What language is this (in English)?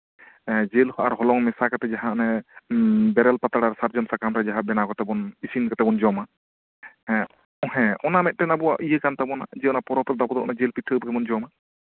Santali